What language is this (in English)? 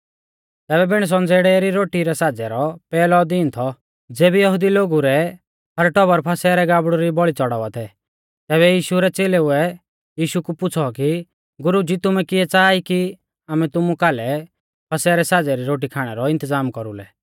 Mahasu Pahari